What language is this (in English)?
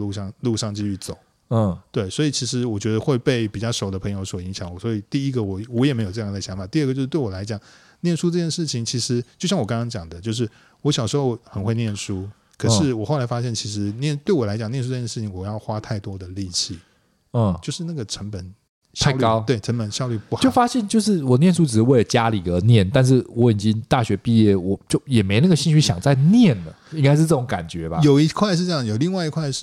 Chinese